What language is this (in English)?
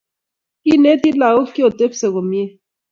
Kalenjin